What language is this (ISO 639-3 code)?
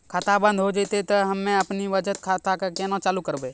mai